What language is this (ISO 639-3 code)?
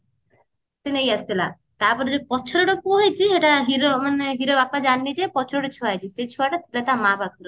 ori